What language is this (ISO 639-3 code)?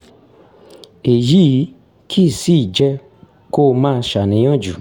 yor